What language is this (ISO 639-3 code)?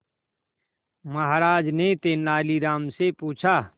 hin